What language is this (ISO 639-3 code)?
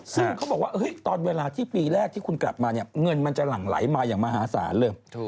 tha